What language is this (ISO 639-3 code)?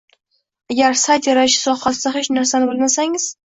uzb